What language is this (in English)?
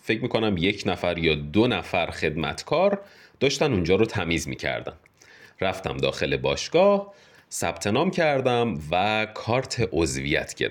Persian